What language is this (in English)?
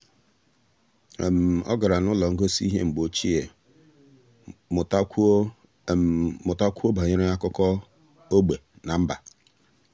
Igbo